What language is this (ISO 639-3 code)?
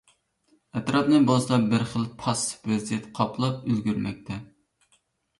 uig